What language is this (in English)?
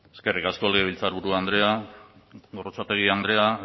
Basque